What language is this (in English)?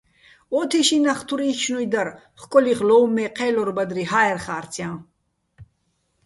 Bats